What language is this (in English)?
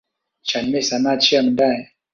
Thai